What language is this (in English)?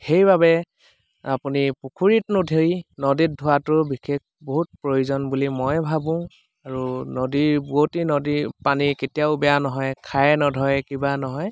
Assamese